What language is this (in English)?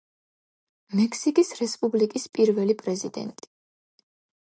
Georgian